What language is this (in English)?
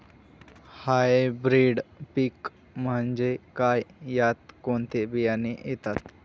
Marathi